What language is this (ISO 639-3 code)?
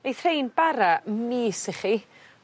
cym